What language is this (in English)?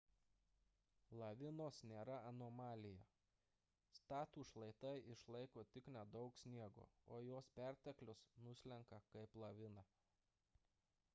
Lithuanian